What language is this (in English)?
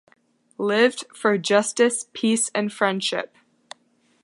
English